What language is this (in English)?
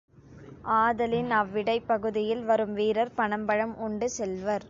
Tamil